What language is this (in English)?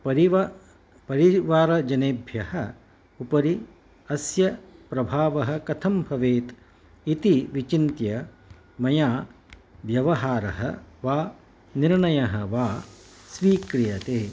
Sanskrit